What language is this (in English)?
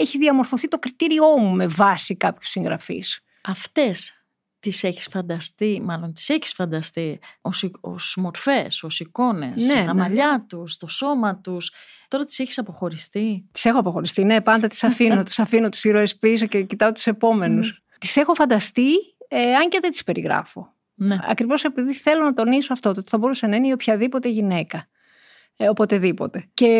Greek